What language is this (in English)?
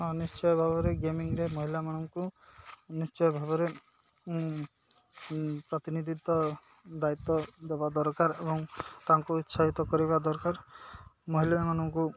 Odia